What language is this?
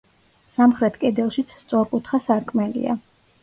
Georgian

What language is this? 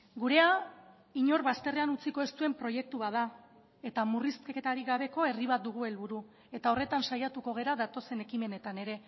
Basque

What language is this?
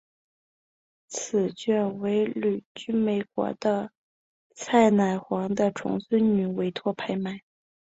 Chinese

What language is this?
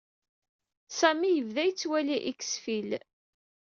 Kabyle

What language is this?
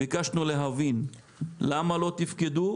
Hebrew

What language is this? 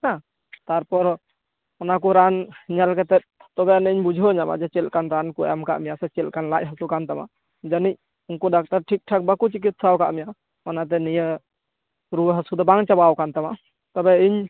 Santali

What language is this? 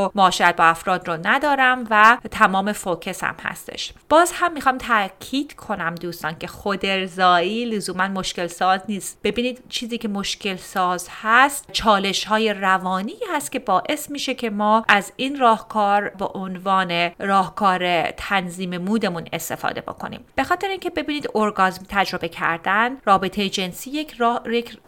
Persian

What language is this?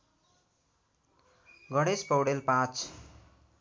Nepali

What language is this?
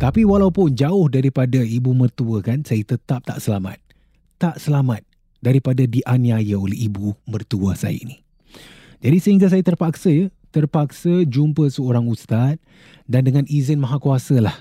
Malay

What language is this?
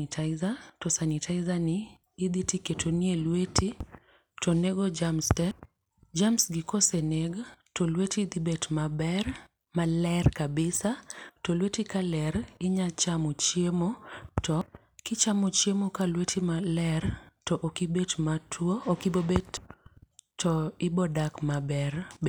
Luo (Kenya and Tanzania)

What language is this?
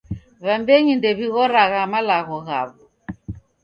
Taita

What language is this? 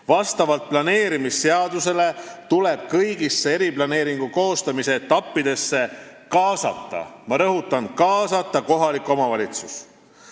Estonian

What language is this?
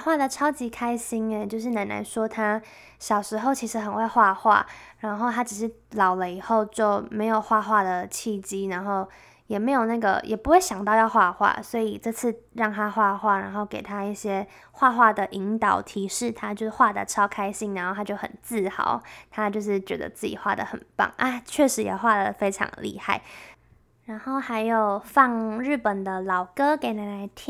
Chinese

